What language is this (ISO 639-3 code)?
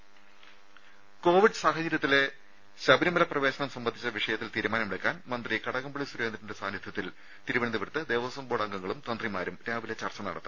mal